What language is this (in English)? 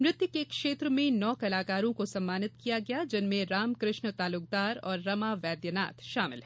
Hindi